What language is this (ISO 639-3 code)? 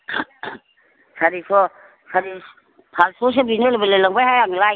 brx